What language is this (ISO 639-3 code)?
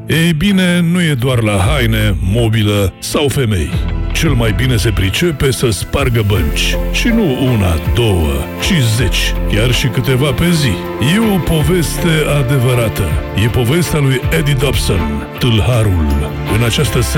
ron